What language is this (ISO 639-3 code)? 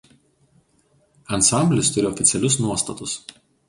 lit